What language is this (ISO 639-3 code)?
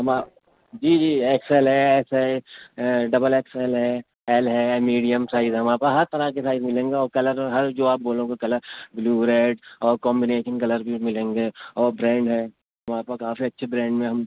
urd